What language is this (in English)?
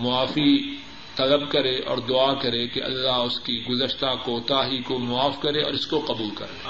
Urdu